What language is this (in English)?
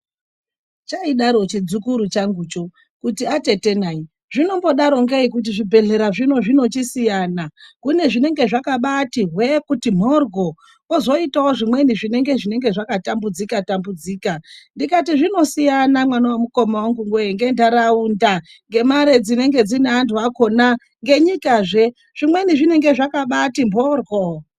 Ndau